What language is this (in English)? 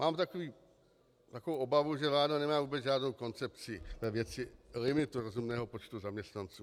Czech